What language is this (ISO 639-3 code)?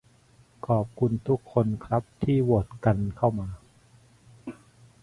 tha